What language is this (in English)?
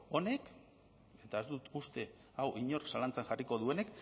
Basque